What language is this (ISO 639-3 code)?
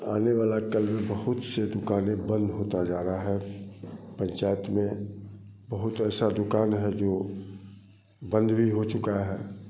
hin